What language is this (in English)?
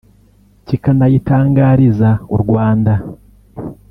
Kinyarwanda